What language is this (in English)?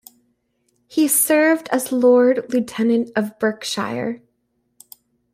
English